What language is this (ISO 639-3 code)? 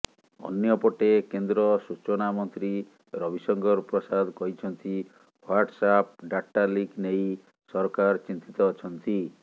ori